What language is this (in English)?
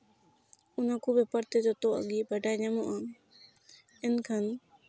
Santali